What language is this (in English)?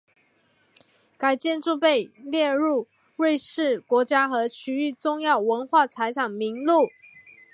Chinese